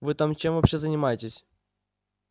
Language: Russian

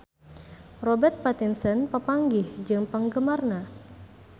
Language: Sundanese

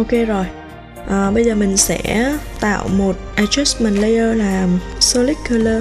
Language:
Vietnamese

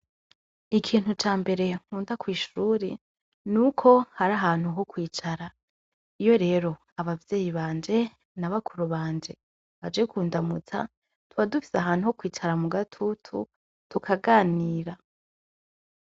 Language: Rundi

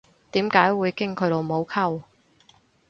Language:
Cantonese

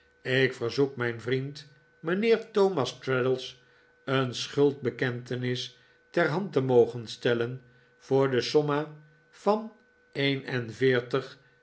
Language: Dutch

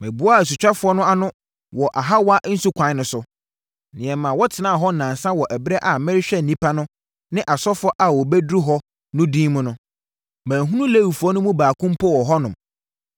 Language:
Akan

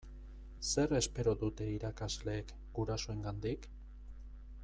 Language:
Basque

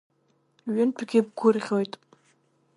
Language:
Abkhazian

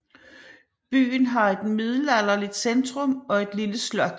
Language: Danish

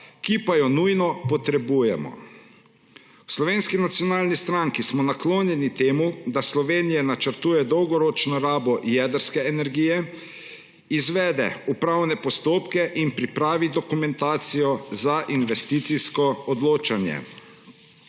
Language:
Slovenian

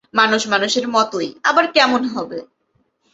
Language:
Bangla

